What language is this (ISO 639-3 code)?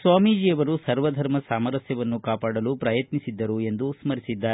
kan